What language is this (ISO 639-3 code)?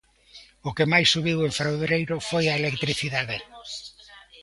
glg